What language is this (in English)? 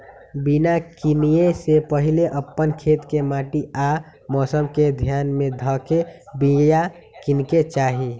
Magahi